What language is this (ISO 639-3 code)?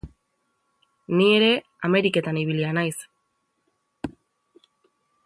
eus